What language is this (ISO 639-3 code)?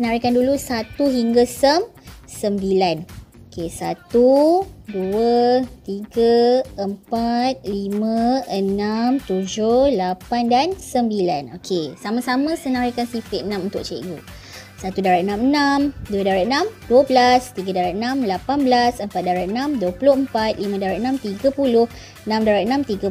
msa